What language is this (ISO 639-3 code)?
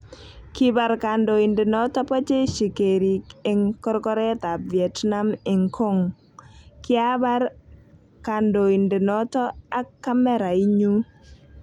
kln